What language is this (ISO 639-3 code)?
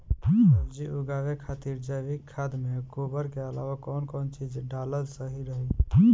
bho